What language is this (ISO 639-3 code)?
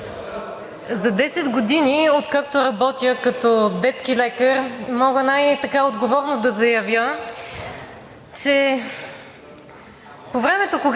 bul